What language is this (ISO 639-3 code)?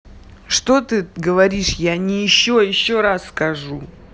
rus